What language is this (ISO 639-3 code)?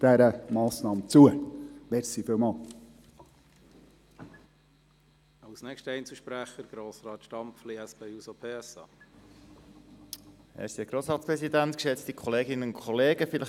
gsw